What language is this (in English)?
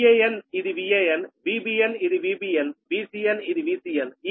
Telugu